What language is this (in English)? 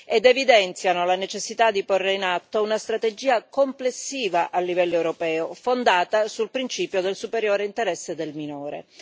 Italian